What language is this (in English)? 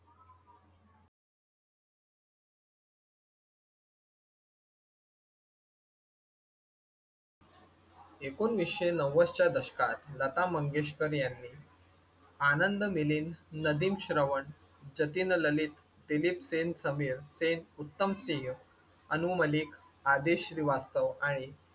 Marathi